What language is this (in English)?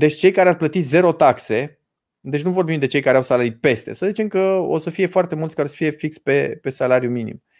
Romanian